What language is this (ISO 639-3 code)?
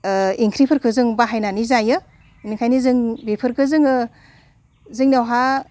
brx